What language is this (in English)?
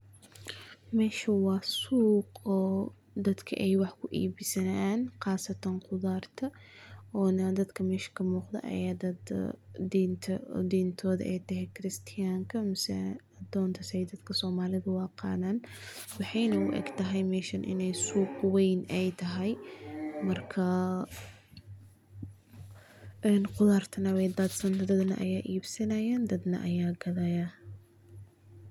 Somali